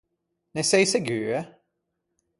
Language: Ligurian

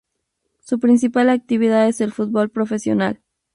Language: Spanish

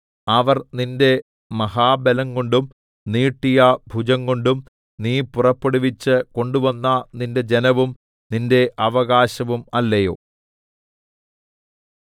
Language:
Malayalam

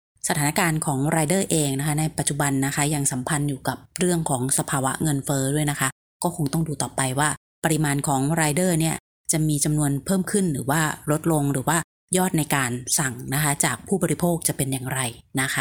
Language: Thai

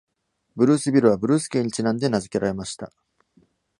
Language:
Japanese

